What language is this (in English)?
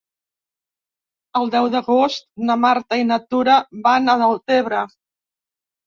Catalan